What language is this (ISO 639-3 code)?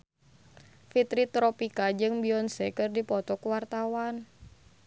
sun